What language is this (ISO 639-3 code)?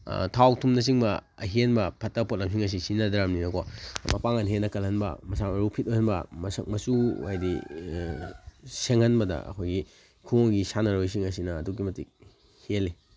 mni